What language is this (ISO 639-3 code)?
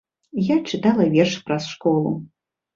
bel